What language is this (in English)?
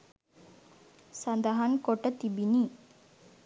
Sinhala